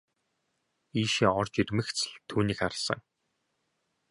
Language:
Mongolian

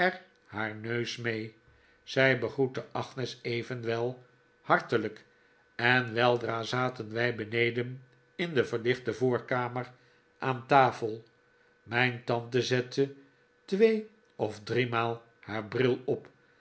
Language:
Dutch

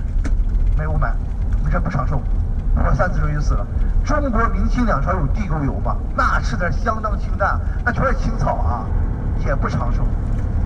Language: Chinese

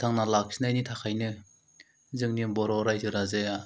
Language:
Bodo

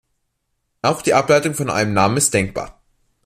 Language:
German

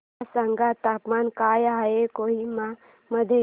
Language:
Marathi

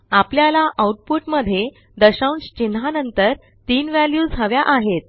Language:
Marathi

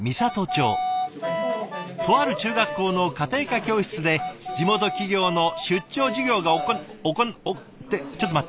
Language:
Japanese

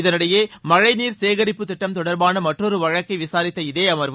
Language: Tamil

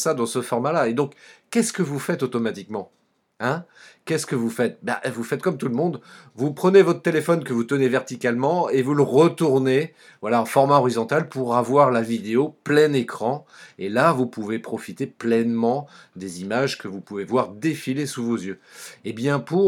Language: French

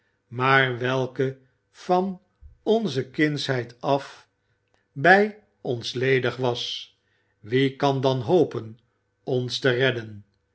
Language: Dutch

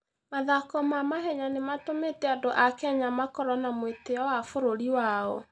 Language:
Kikuyu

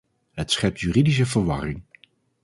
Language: Dutch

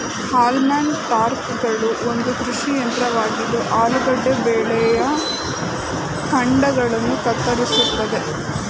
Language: Kannada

